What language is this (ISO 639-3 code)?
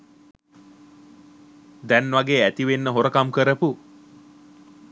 sin